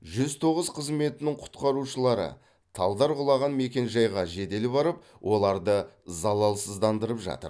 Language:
Kazakh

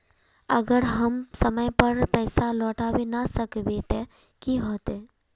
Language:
Magahi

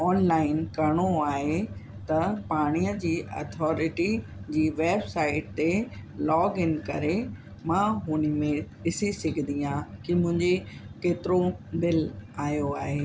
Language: Sindhi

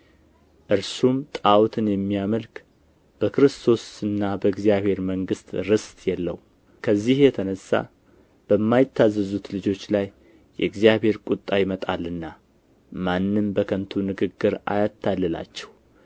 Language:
Amharic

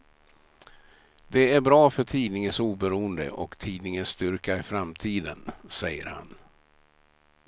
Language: Swedish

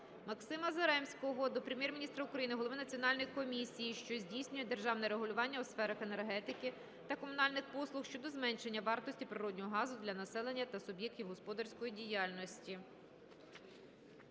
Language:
Ukrainian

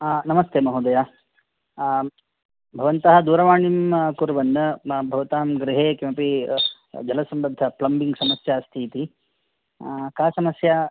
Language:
Sanskrit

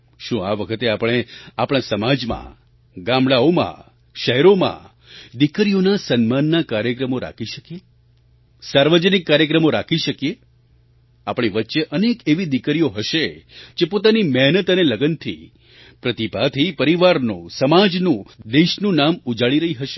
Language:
Gujarati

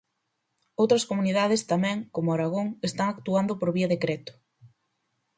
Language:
Galician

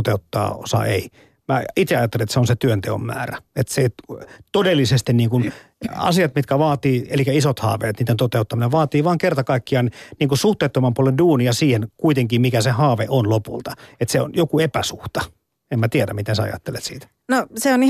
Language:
Finnish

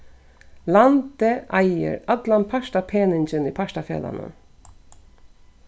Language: Faroese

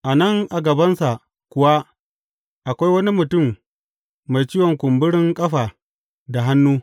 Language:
Hausa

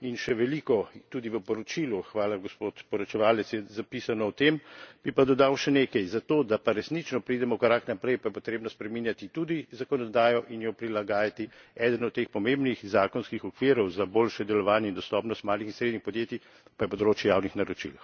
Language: Slovenian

